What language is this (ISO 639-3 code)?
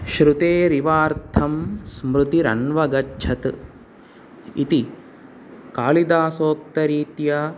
san